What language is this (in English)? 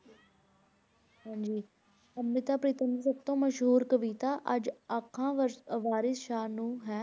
Punjabi